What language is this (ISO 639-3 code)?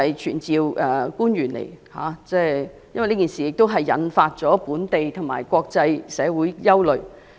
yue